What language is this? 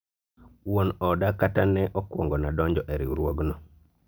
Luo (Kenya and Tanzania)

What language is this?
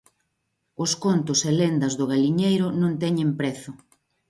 Galician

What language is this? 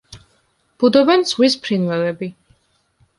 Georgian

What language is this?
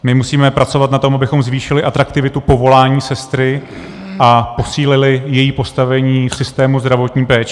Czech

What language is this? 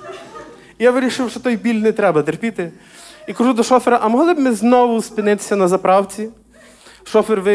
Ukrainian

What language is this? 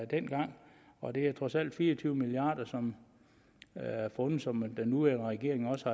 Danish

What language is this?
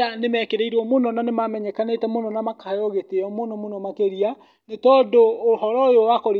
Kikuyu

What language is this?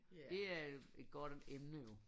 Danish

